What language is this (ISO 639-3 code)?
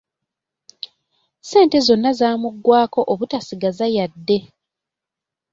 lug